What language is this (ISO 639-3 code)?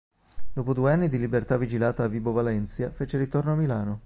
ita